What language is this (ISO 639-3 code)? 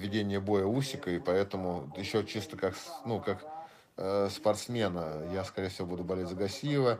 rus